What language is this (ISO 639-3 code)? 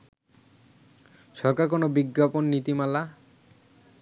ben